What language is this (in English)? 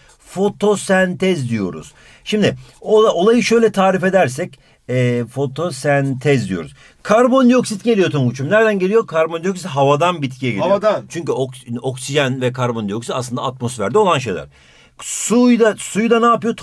Turkish